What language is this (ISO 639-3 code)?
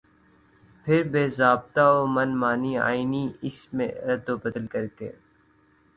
urd